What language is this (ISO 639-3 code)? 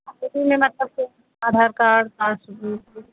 hin